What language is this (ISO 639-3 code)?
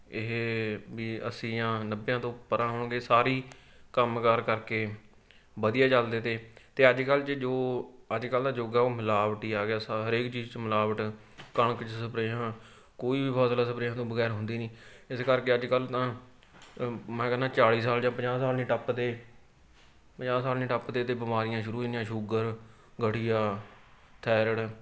pan